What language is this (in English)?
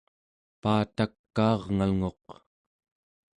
Central Yupik